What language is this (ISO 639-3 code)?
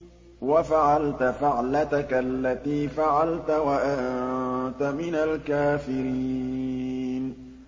ara